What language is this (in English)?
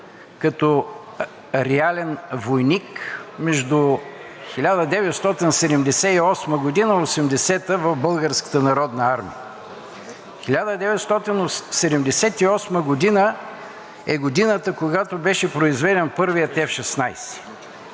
Bulgarian